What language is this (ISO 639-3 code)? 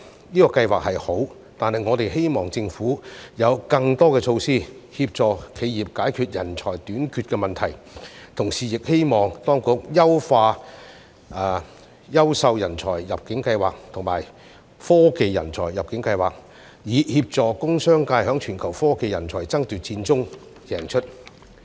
yue